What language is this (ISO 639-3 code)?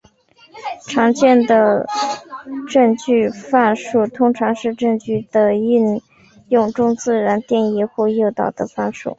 zho